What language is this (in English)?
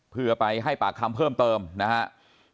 Thai